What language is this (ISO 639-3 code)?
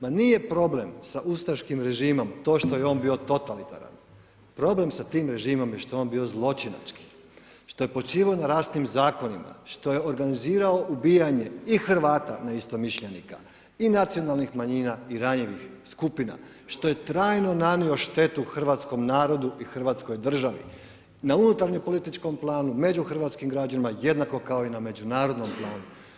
hrv